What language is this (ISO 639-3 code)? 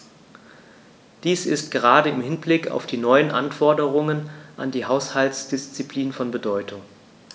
deu